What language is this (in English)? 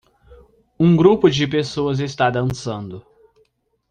Portuguese